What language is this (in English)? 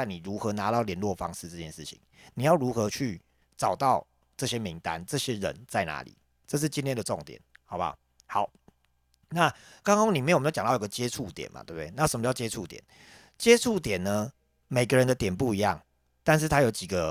Chinese